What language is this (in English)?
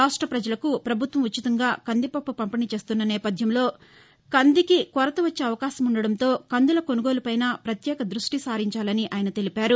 Telugu